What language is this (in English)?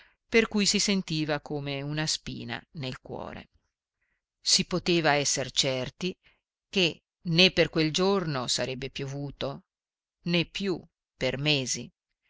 Italian